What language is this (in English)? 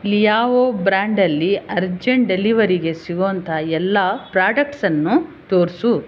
Kannada